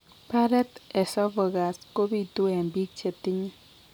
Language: Kalenjin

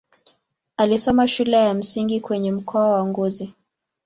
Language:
Swahili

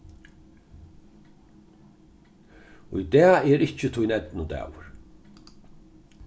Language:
Faroese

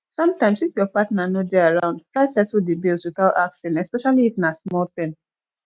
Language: Nigerian Pidgin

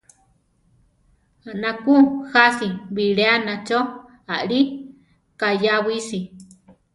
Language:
Central Tarahumara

